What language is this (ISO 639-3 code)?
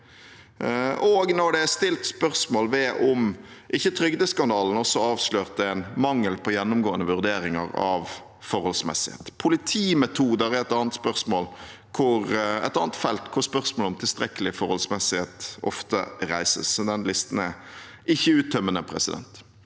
nor